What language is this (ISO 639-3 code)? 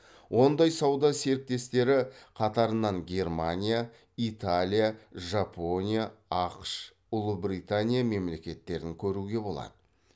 kaz